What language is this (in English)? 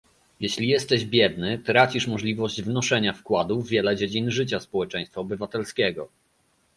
Polish